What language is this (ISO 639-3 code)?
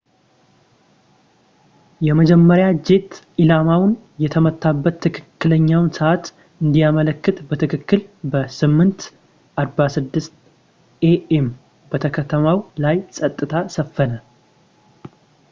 amh